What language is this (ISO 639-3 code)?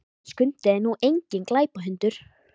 isl